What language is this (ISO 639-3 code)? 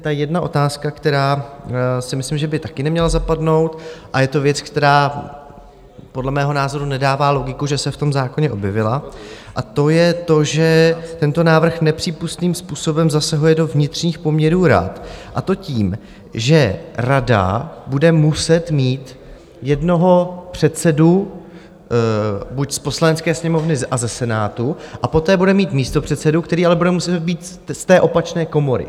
ces